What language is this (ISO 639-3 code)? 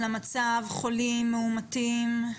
heb